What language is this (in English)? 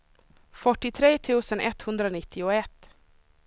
Swedish